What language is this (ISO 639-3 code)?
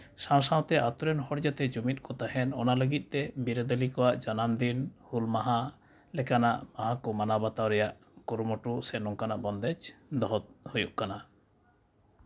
sat